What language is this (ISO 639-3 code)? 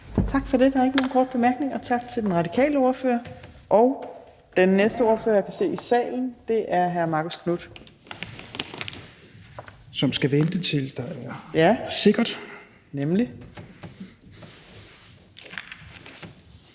dan